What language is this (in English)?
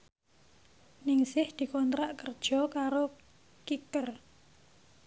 Javanese